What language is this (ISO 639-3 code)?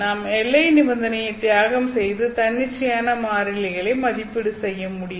tam